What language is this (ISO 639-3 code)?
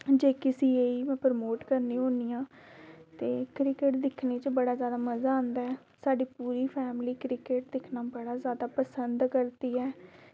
doi